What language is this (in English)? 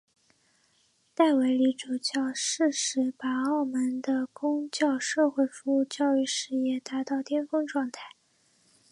Chinese